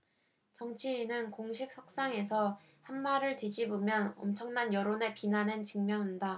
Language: Korean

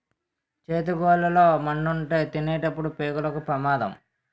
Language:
Telugu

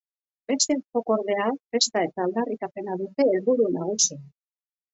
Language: Basque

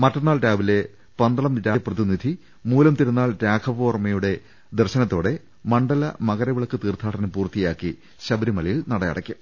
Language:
Malayalam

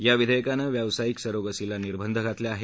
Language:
Marathi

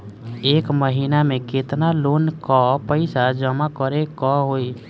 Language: Bhojpuri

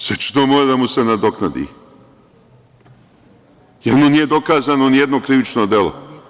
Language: Serbian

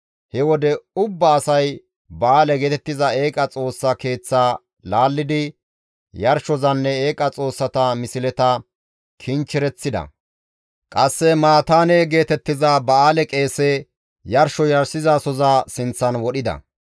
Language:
Gamo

